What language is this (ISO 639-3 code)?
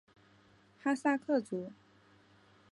zho